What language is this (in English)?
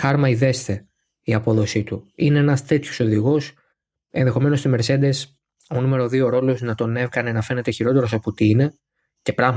Greek